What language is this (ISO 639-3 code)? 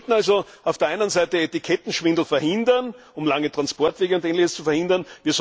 deu